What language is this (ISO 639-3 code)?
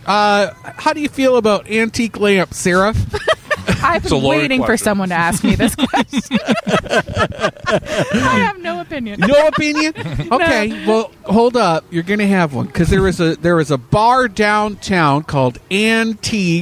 eng